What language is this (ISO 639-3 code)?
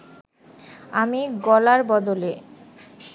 ben